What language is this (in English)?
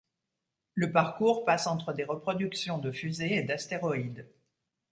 French